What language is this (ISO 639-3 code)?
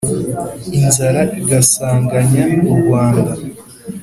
kin